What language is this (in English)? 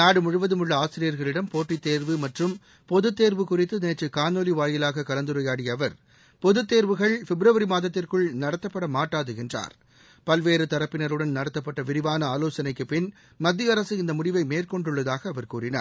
Tamil